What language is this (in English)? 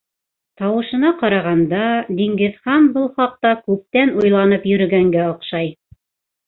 Bashkir